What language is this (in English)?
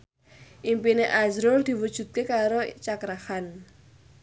Javanese